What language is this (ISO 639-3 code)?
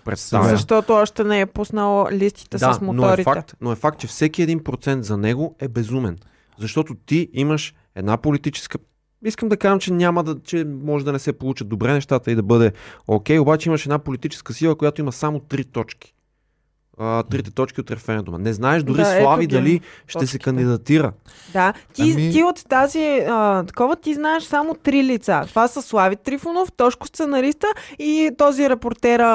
bul